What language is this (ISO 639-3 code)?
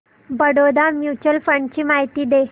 mar